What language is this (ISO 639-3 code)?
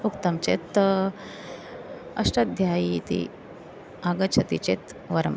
san